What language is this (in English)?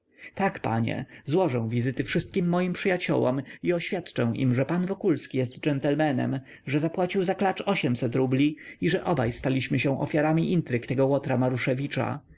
Polish